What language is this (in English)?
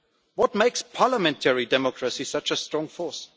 English